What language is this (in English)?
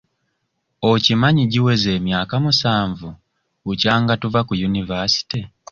Ganda